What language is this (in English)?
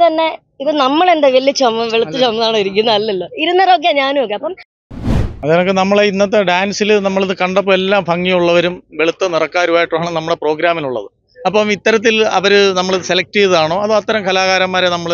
Malayalam